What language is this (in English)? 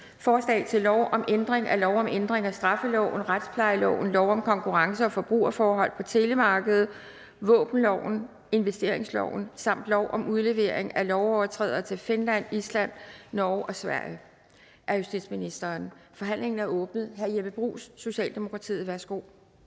Danish